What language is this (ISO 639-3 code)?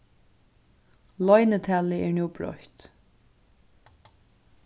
fao